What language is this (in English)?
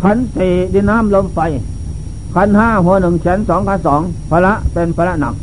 Thai